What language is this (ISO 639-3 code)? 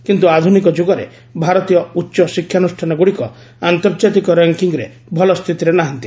ori